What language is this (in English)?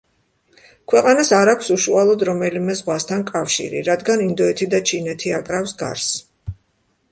Georgian